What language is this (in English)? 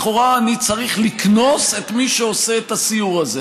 Hebrew